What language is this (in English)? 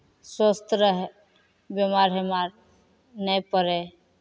Maithili